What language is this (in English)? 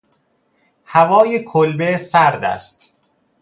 Persian